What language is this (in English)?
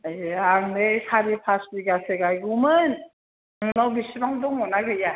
Bodo